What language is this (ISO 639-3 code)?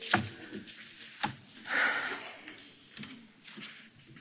hun